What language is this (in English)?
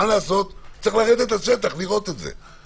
Hebrew